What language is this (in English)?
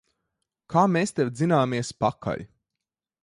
Latvian